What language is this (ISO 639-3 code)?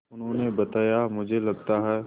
hin